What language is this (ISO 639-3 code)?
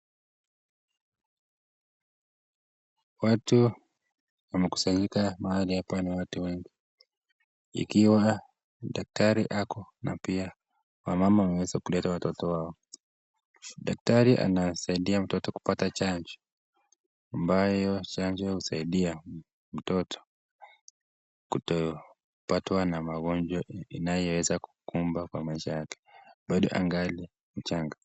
swa